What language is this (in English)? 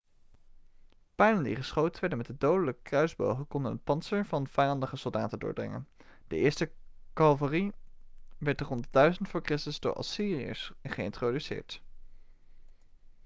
Dutch